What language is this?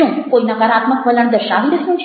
Gujarati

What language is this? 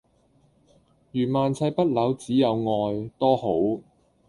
Cantonese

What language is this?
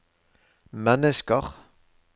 Norwegian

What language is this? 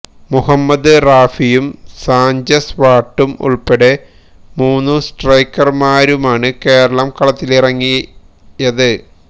Malayalam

